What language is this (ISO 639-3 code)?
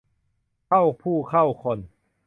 tha